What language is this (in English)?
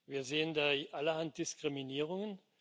German